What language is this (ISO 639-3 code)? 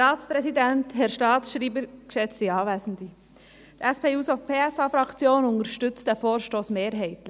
gsw